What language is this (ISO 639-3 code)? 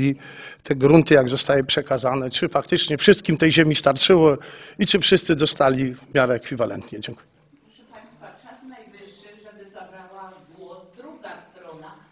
pol